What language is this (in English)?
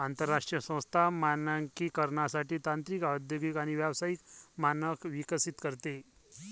Marathi